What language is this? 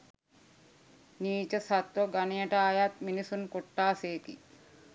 Sinhala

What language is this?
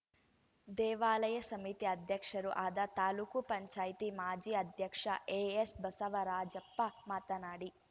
Kannada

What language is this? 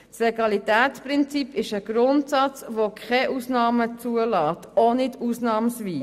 Swiss German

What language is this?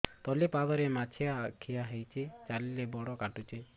Odia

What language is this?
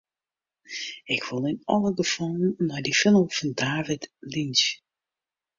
Western Frisian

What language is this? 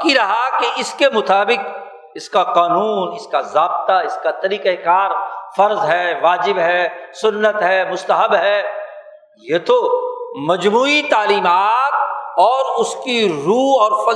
Urdu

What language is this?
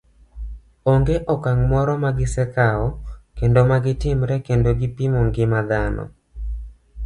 Luo (Kenya and Tanzania)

